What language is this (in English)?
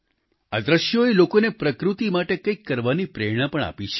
Gujarati